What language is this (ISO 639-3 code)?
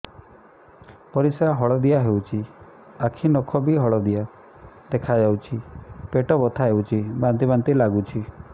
ori